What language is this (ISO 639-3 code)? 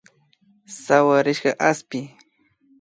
qvi